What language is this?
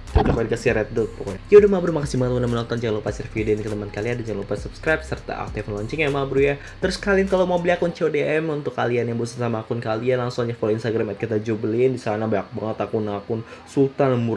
Indonesian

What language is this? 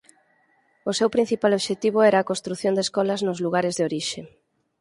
Galician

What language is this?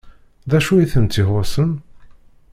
Kabyle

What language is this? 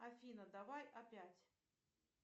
Russian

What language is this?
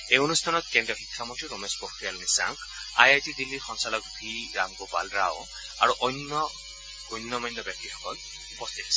Assamese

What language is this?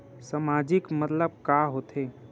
Chhattisgarhi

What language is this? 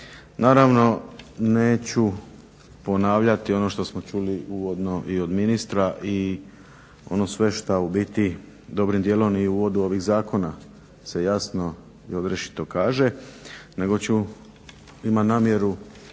Croatian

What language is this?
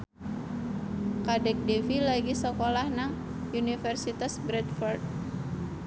Javanese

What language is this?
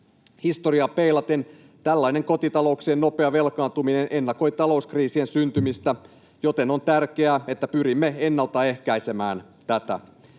Finnish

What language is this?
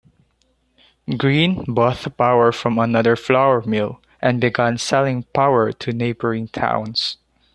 English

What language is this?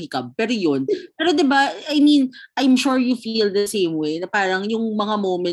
Filipino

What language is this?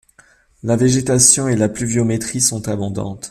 French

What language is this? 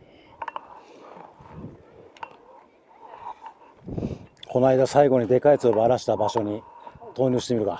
Japanese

